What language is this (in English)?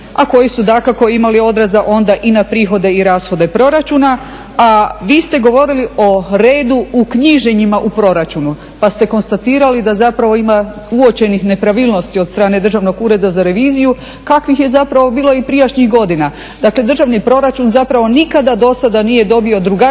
Croatian